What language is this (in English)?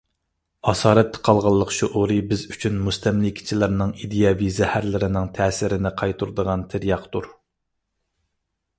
Uyghur